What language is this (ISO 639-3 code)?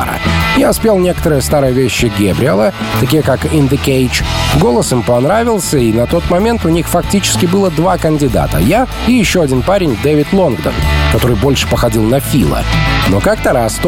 rus